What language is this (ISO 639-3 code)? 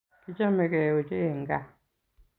kln